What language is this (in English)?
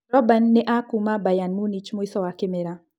Kikuyu